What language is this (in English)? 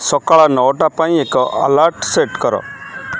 Odia